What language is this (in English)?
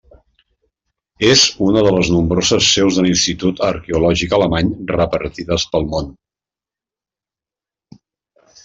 Catalan